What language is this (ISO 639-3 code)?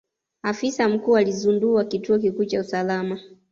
swa